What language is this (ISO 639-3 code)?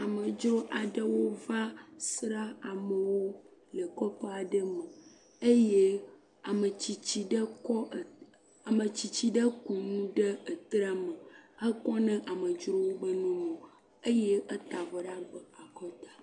ewe